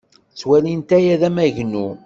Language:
Kabyle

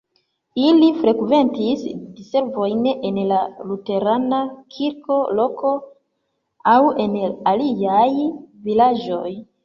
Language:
Esperanto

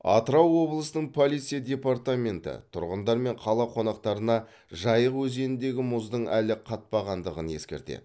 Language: Kazakh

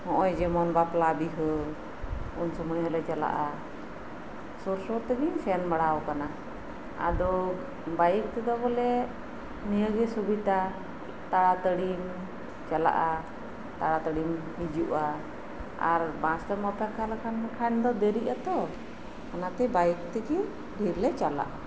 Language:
Santali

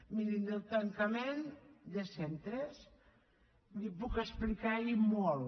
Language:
Catalan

